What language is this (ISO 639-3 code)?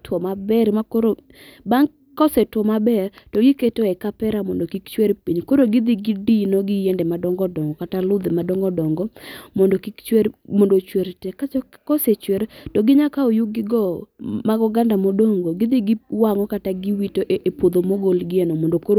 luo